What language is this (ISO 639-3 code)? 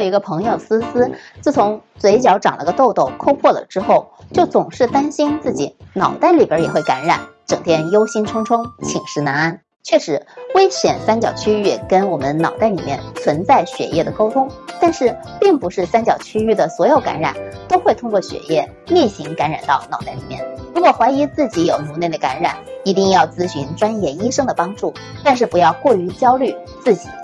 zho